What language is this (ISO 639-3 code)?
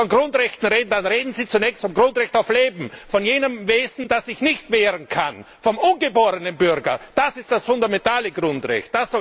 deu